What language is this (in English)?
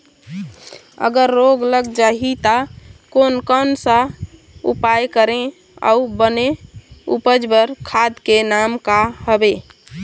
Chhattisgarhi